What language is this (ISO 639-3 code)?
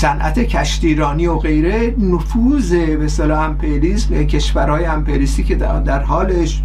fas